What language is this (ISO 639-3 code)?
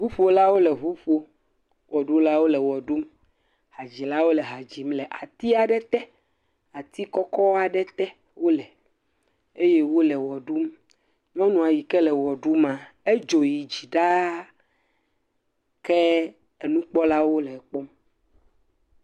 ewe